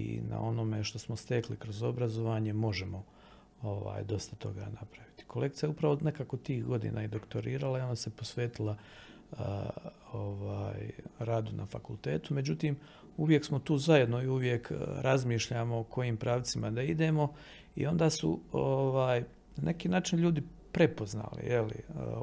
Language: Croatian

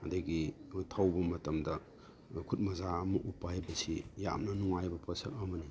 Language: Manipuri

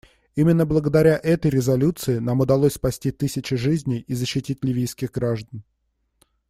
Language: Russian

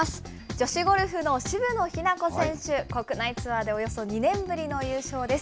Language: Japanese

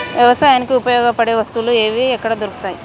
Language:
Telugu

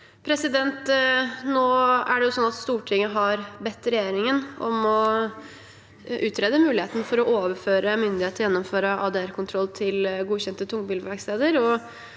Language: Norwegian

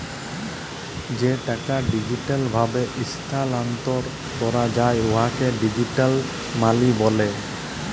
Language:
Bangla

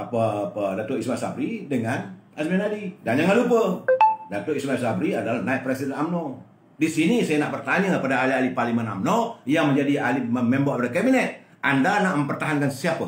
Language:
Malay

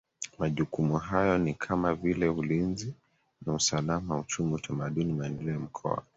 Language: Swahili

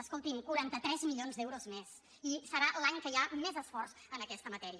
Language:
Catalan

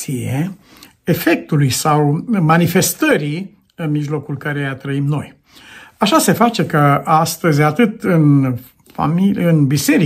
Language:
Romanian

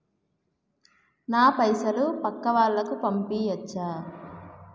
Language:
Telugu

